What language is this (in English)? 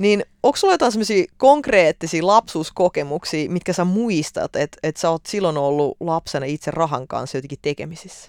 Finnish